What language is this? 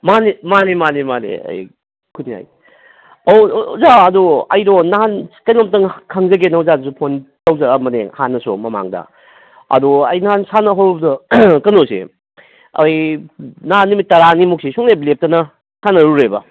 Manipuri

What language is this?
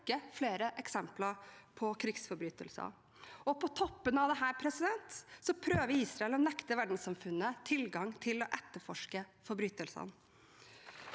Norwegian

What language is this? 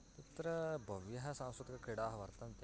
Sanskrit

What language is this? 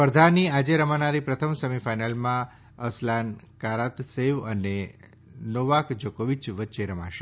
Gujarati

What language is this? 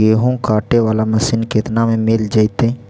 Magahi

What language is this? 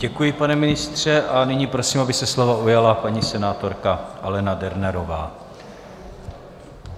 Czech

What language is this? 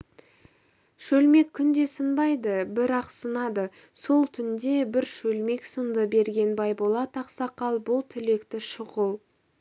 Kazakh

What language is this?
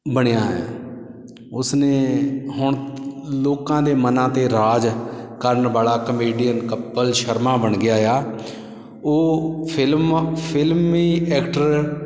Punjabi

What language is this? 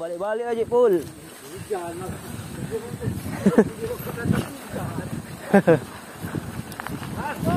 Indonesian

